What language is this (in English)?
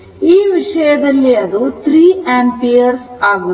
Kannada